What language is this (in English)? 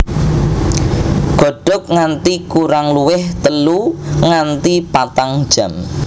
Javanese